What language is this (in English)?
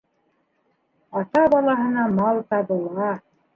Bashkir